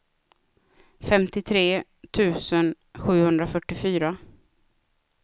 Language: Swedish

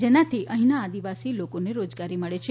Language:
Gujarati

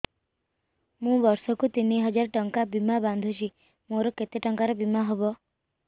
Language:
Odia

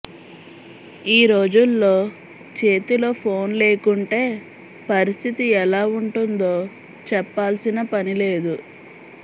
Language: Telugu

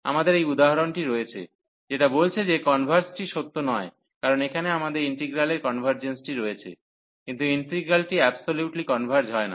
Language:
Bangla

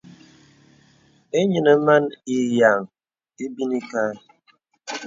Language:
Bebele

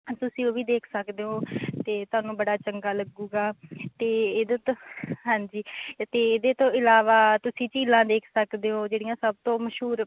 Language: Punjabi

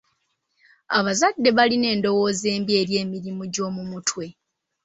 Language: Ganda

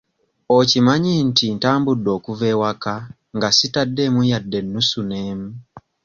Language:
Ganda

